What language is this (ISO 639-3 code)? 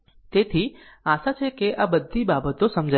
guj